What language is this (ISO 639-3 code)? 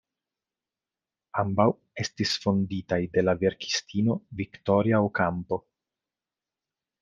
epo